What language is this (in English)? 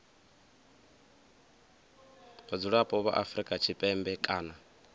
Venda